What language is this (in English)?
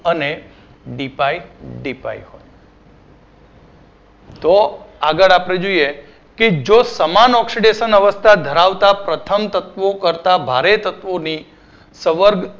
Gujarati